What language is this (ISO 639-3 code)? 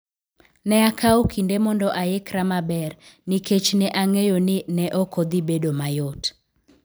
luo